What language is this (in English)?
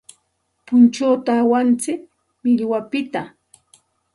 Santa Ana de Tusi Pasco Quechua